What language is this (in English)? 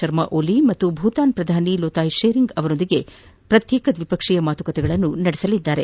Kannada